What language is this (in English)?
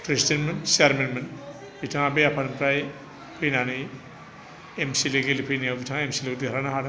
Bodo